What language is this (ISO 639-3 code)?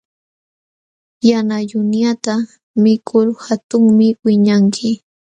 qxw